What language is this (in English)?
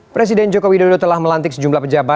Indonesian